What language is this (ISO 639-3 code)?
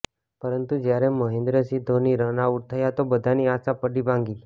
guj